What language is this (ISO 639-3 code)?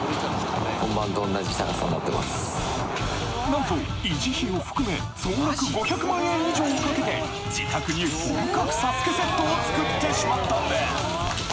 jpn